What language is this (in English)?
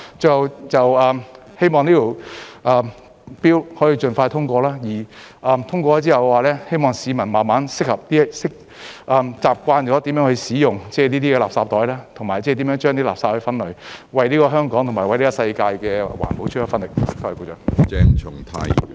Cantonese